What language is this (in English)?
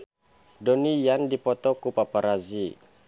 Sundanese